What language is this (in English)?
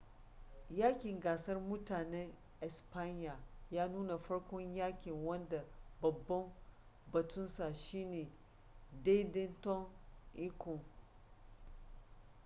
Hausa